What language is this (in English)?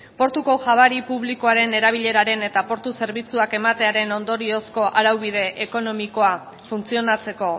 Basque